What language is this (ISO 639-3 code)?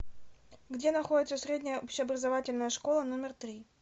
rus